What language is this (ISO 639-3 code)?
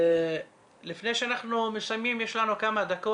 heb